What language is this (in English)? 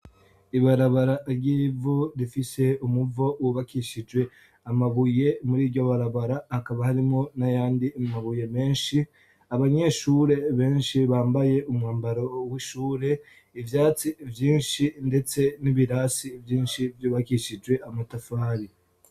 Rundi